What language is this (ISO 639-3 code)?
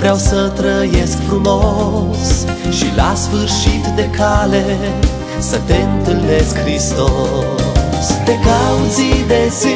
ron